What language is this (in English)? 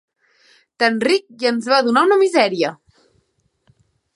Catalan